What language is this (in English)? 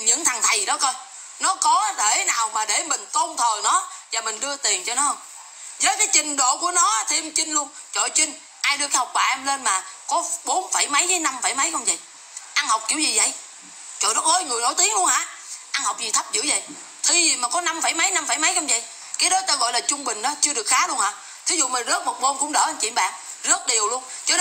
Vietnamese